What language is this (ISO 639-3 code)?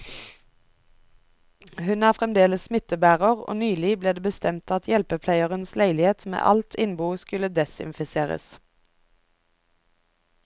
nor